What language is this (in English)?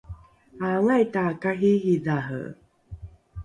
Rukai